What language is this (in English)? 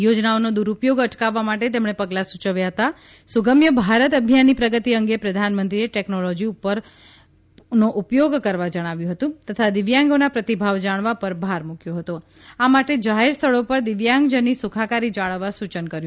Gujarati